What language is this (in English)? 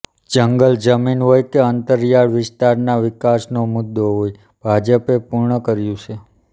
Gujarati